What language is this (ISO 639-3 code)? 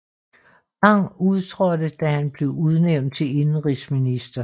dan